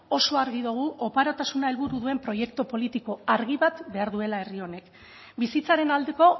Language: Basque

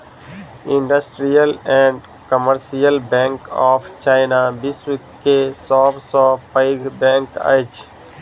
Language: Maithili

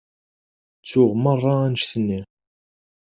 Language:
Kabyle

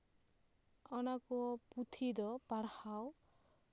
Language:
Santali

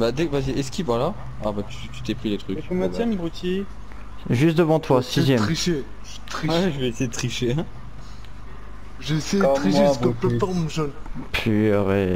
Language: French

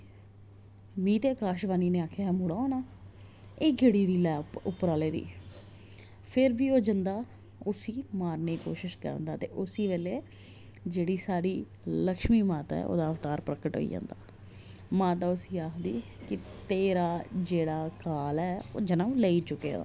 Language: Dogri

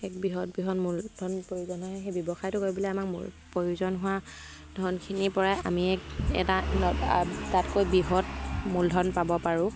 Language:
Assamese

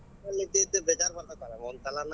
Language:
Kannada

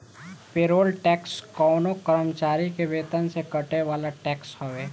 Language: Bhojpuri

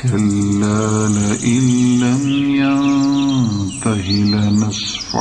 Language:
Arabic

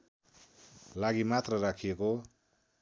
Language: Nepali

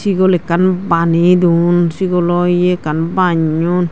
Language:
Chakma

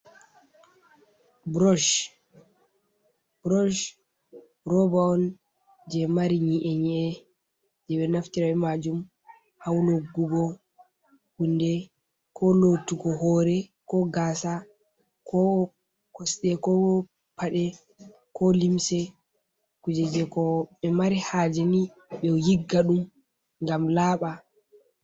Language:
Fula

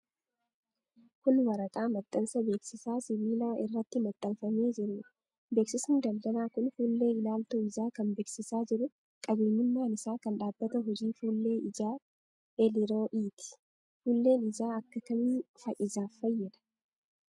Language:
Oromo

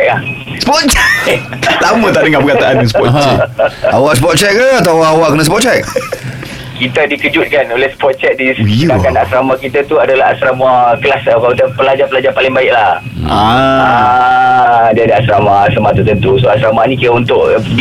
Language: Malay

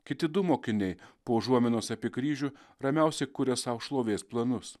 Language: Lithuanian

